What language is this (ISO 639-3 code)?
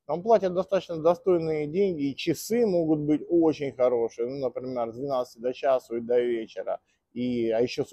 rus